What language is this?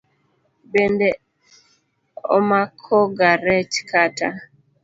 Luo (Kenya and Tanzania)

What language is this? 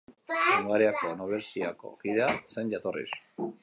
Basque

